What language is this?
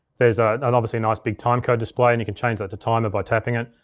English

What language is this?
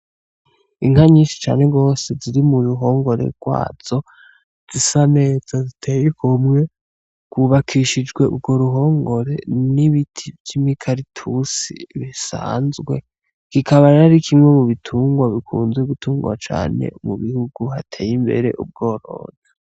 Rundi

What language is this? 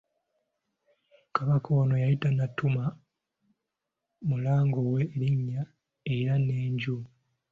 Ganda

